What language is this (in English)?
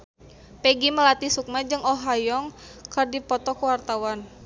Sundanese